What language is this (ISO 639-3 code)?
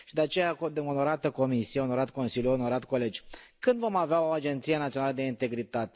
ron